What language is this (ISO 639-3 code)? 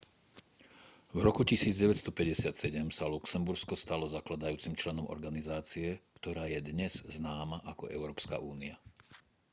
slk